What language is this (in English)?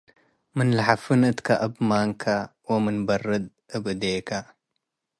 Tigre